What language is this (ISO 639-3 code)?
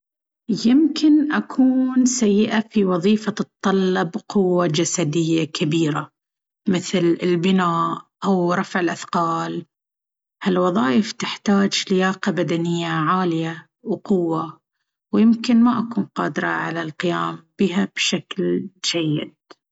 abv